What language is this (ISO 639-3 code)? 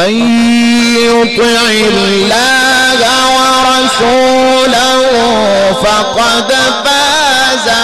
ara